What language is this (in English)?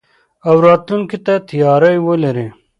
Pashto